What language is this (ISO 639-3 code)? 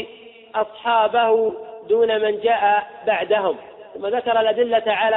ara